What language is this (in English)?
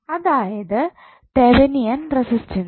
Malayalam